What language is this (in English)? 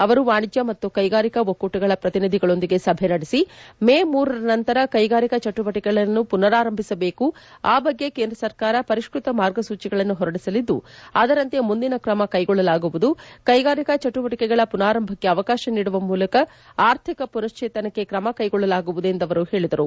Kannada